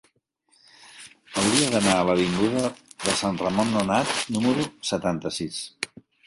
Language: Catalan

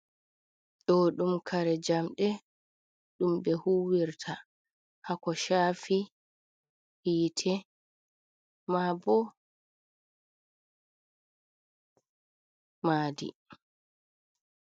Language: Fula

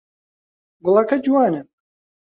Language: Central Kurdish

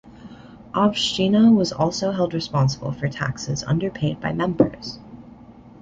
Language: English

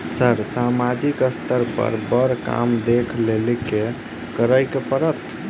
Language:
Maithili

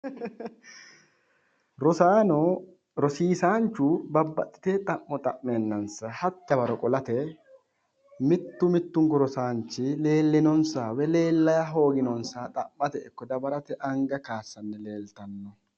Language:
Sidamo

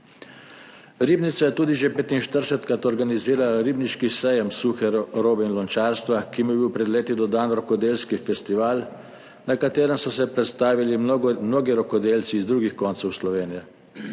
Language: Slovenian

